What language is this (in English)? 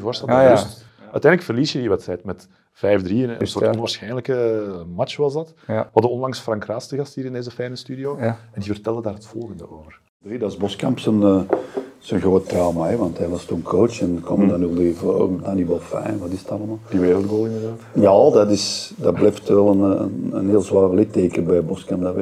Dutch